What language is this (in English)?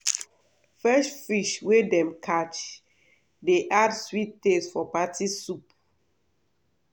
Nigerian Pidgin